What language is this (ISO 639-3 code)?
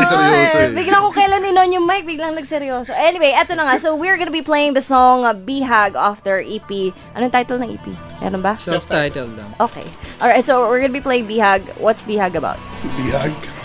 fil